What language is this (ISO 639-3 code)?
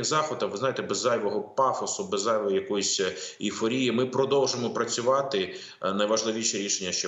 ukr